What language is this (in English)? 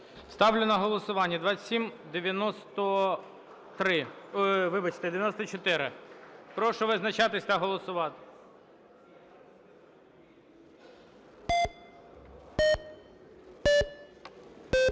Ukrainian